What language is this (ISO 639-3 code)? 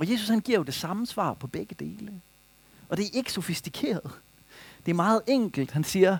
dan